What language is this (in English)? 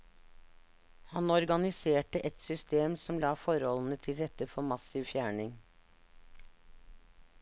Norwegian